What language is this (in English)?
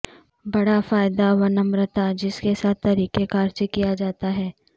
Urdu